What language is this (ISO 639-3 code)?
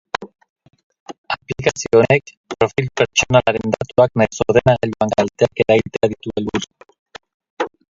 eus